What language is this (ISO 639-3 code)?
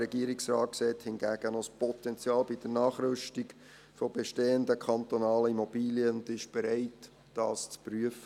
gsw